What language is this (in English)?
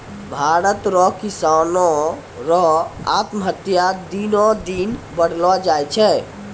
Maithili